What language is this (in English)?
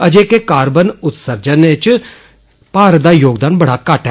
Dogri